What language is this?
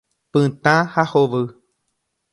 Guarani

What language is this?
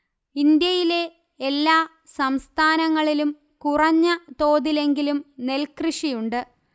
Malayalam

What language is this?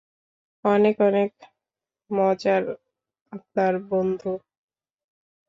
Bangla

